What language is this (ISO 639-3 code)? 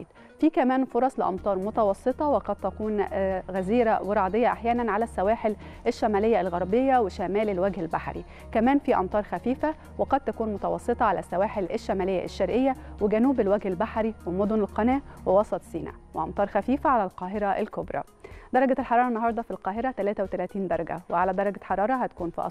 ara